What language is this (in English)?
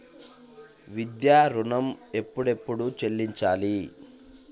Telugu